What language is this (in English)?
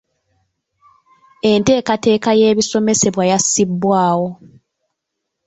Ganda